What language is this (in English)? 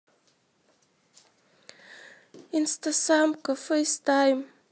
Russian